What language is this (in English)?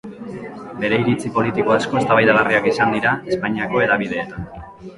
Basque